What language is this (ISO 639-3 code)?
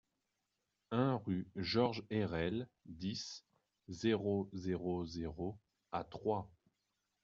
fra